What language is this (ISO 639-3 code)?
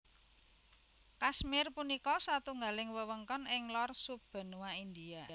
jav